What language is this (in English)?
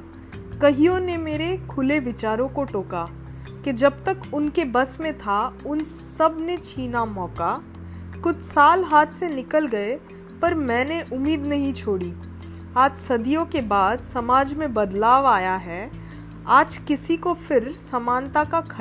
Hindi